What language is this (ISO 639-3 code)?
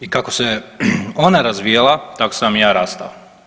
hrv